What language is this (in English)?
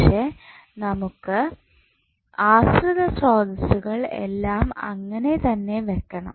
Malayalam